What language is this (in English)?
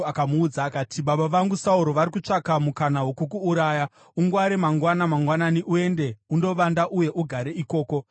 Shona